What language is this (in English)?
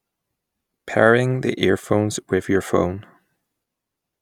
English